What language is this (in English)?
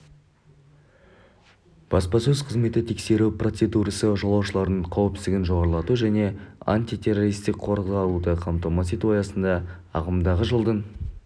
Kazakh